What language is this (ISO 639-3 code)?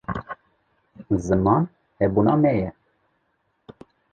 kur